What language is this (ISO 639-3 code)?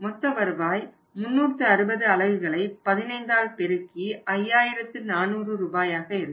tam